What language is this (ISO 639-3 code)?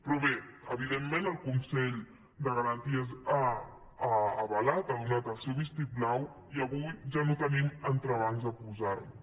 cat